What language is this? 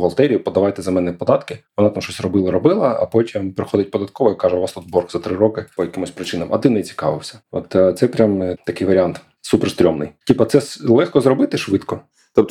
Ukrainian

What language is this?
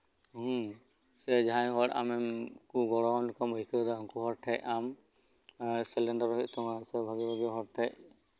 Santali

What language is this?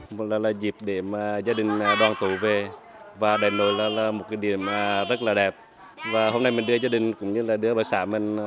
Vietnamese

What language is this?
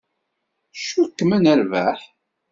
Kabyle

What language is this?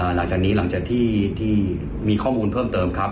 Thai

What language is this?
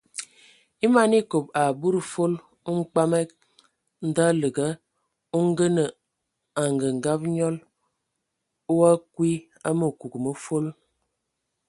Ewondo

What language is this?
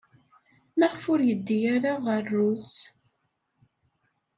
Kabyle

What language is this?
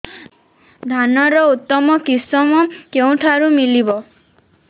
Odia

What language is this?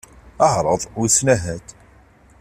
Kabyle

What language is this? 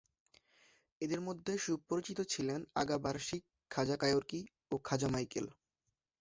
Bangla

